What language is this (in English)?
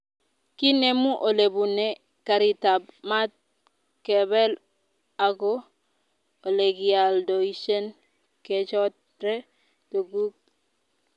Kalenjin